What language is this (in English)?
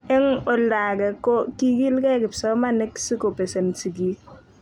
Kalenjin